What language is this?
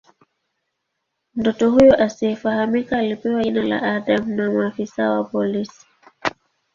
Swahili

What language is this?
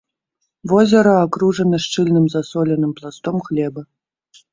Belarusian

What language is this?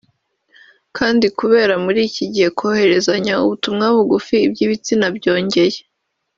Kinyarwanda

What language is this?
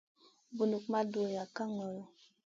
Masana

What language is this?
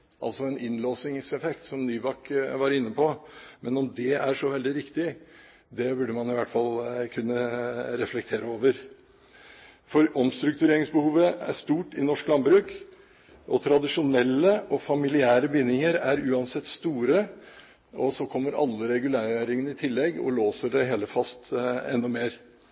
Norwegian Bokmål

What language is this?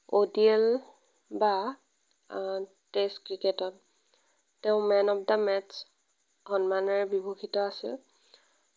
Assamese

